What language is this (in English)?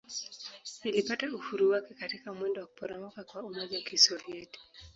Swahili